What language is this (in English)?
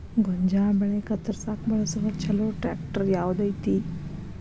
Kannada